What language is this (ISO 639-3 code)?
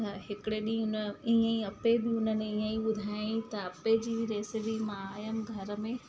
snd